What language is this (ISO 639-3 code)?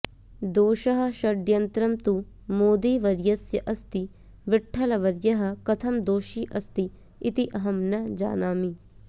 san